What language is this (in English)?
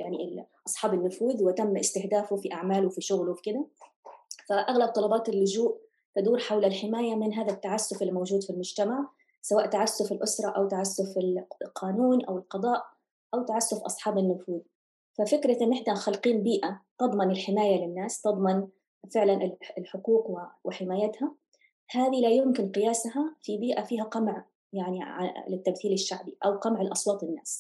Arabic